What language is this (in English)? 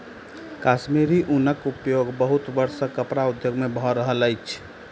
Maithili